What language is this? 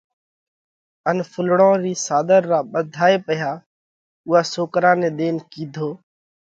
Parkari Koli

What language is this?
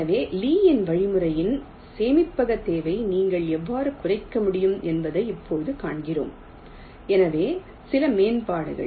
Tamil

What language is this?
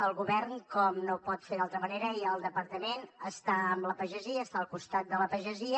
Catalan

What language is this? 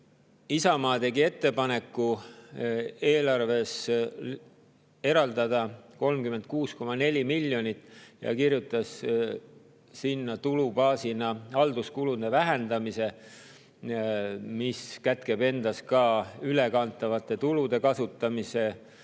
Estonian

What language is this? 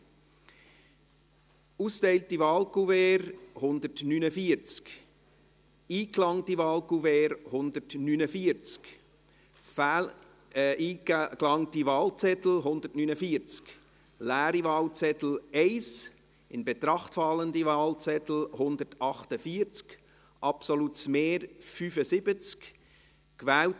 Swiss German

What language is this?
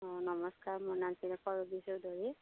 Assamese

